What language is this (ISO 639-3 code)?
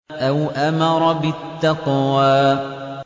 ara